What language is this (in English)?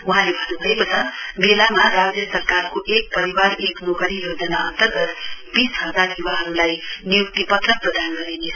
Nepali